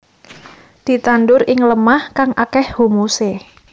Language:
Javanese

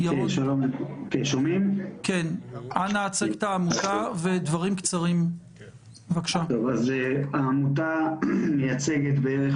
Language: Hebrew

